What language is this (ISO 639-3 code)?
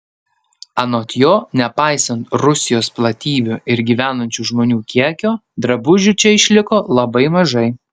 lit